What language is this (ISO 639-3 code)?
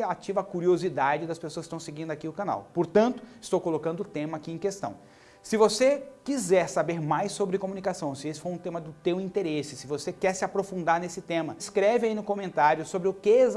por